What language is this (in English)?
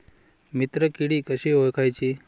Marathi